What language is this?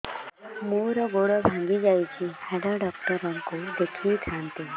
Odia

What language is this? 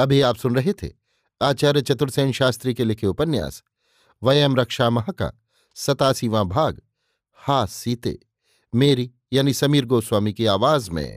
Hindi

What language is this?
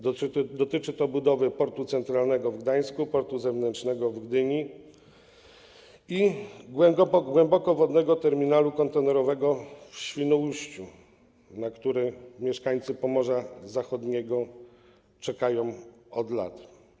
Polish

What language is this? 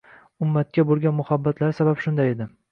Uzbek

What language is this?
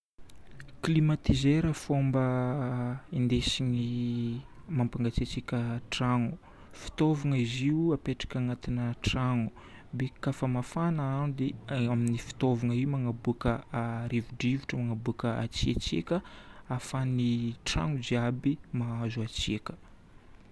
Northern Betsimisaraka Malagasy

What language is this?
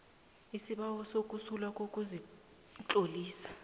South Ndebele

